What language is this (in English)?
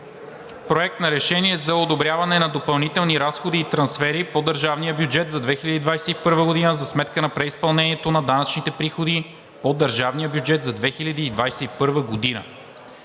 Bulgarian